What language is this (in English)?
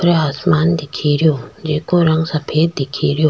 Rajasthani